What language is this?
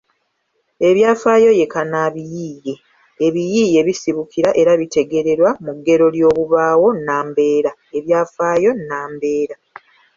Ganda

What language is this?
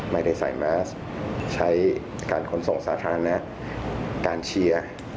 Thai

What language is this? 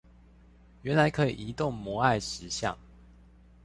Chinese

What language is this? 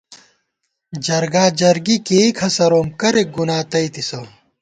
Gawar-Bati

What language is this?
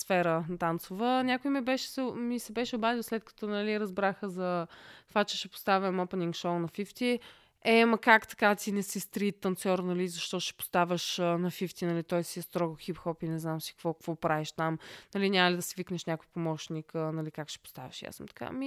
Bulgarian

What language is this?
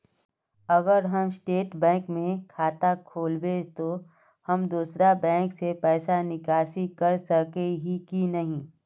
Magahi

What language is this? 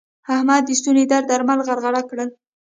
Pashto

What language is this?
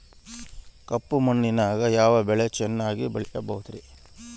Kannada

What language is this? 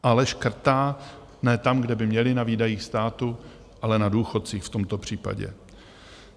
Czech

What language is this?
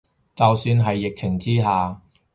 Cantonese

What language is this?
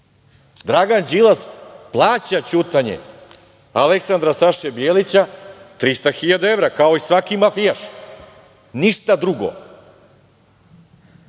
Serbian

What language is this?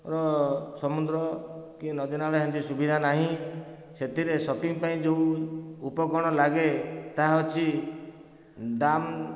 Odia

